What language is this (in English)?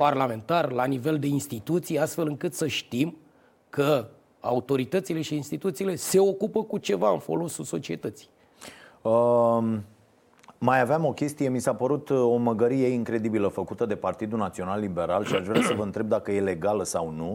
Romanian